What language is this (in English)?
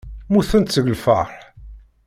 Kabyle